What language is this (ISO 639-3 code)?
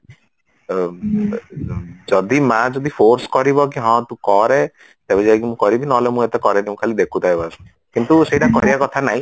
ori